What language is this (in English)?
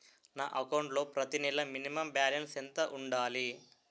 Telugu